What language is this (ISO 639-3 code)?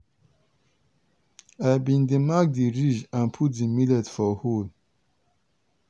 pcm